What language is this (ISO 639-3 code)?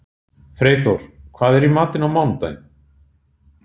isl